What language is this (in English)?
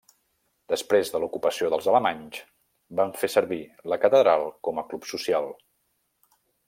Catalan